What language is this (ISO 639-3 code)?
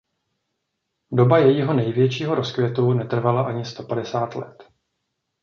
ces